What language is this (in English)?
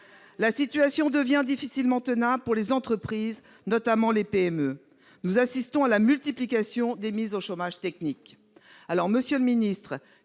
French